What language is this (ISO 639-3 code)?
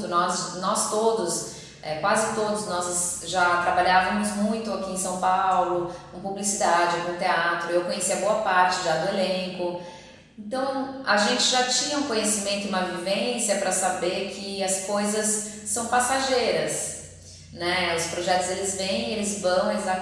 por